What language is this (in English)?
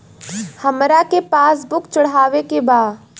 Bhojpuri